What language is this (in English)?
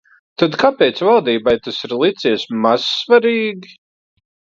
Latvian